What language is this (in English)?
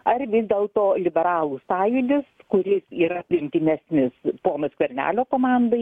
Lithuanian